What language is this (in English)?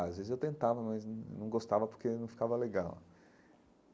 Portuguese